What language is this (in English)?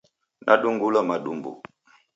Taita